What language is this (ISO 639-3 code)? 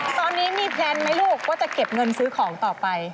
tha